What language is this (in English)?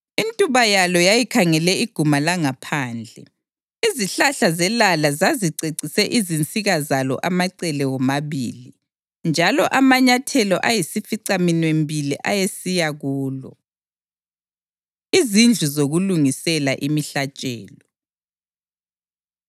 North Ndebele